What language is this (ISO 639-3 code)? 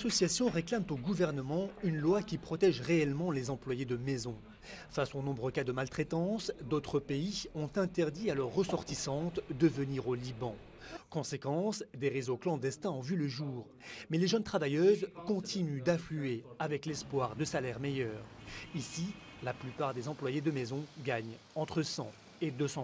fra